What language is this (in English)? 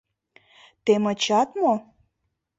Mari